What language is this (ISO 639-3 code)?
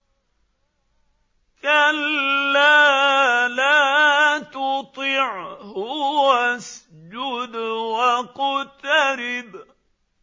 ara